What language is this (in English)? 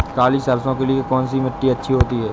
Hindi